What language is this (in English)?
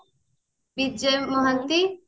Odia